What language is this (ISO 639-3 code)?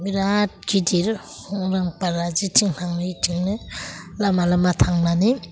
brx